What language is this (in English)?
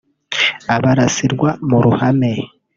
Kinyarwanda